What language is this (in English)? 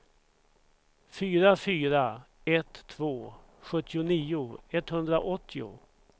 Swedish